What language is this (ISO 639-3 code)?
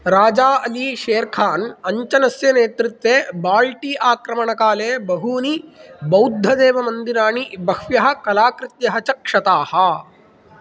san